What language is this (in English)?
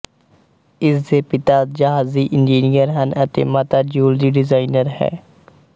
Punjabi